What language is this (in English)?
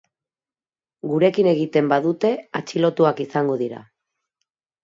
Basque